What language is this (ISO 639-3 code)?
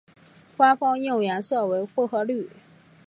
zho